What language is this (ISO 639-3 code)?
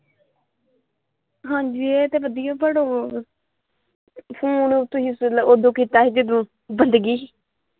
pan